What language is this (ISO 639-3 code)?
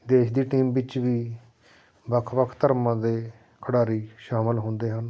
pan